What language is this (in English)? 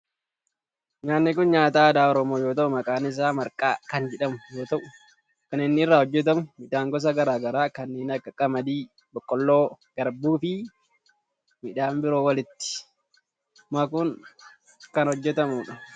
Oromo